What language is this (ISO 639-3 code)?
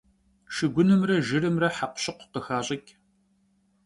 kbd